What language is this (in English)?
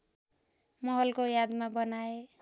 Nepali